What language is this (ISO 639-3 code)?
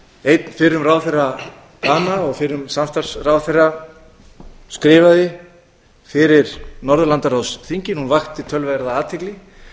isl